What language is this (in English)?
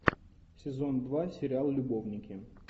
Russian